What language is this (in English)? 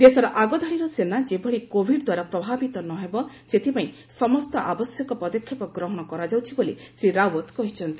Odia